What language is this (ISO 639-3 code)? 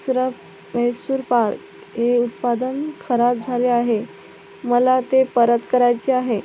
mar